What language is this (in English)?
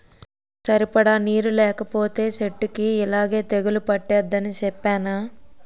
Telugu